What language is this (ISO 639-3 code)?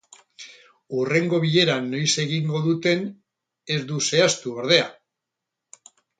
eus